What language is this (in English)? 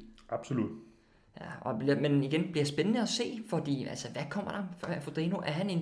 Danish